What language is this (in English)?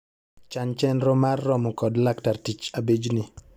Luo (Kenya and Tanzania)